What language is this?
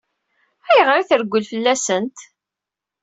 Kabyle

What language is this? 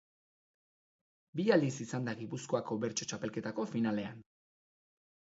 Basque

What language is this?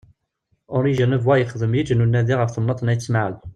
Kabyle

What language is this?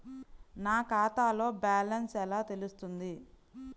Telugu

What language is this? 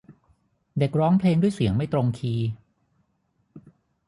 Thai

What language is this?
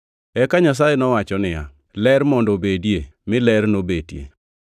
Luo (Kenya and Tanzania)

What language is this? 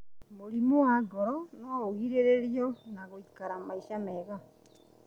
Kikuyu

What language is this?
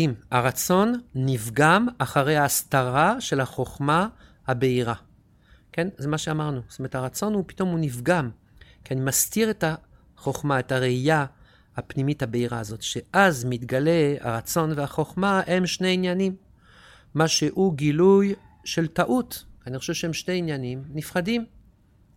Hebrew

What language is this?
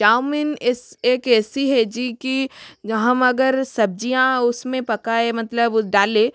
Hindi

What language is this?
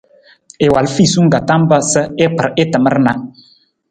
Nawdm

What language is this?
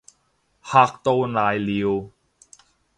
Cantonese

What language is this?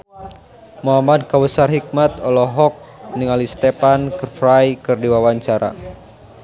Sundanese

